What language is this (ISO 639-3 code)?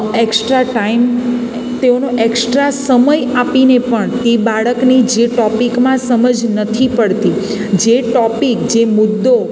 guj